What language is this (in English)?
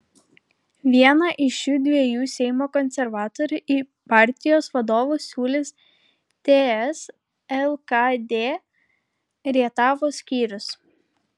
Lithuanian